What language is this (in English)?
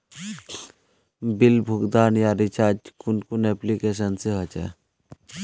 Magahi